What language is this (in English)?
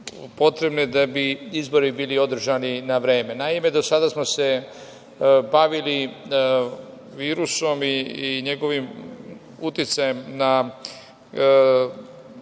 Serbian